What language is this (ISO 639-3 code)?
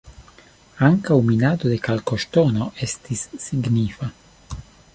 epo